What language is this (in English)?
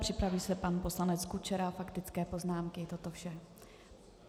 Czech